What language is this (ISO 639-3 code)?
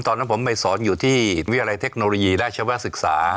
tha